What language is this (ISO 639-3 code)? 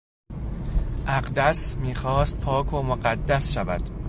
fas